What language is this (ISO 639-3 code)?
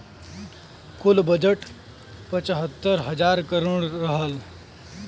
bho